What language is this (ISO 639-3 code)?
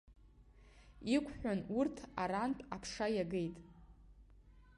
abk